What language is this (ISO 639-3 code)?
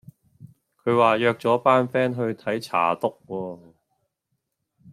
yue